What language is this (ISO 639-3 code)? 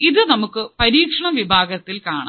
mal